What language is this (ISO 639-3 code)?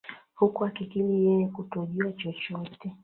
swa